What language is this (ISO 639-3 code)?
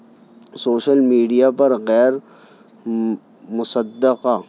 urd